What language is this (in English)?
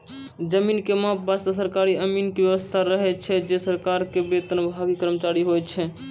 Maithili